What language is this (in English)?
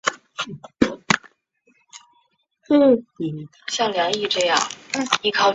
Chinese